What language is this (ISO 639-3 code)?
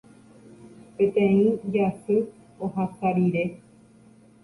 grn